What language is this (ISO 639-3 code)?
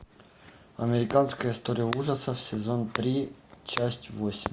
rus